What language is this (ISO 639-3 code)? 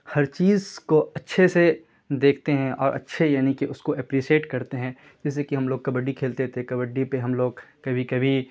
urd